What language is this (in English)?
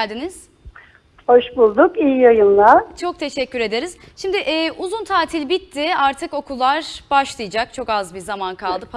Turkish